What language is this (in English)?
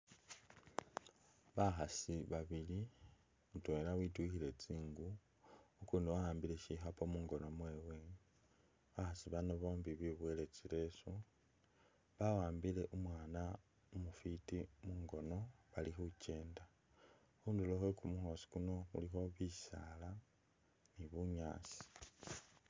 Masaaba